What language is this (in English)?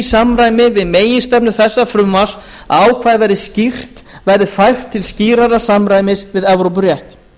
Icelandic